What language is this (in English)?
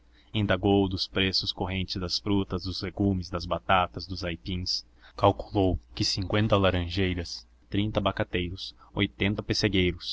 Portuguese